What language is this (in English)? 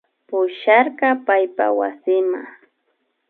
Imbabura Highland Quichua